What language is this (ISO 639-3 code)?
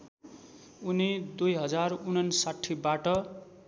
nep